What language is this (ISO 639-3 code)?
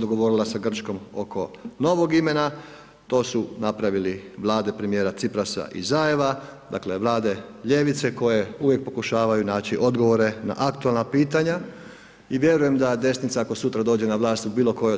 hrv